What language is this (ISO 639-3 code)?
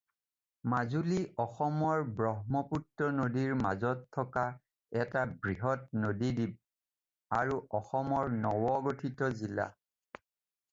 asm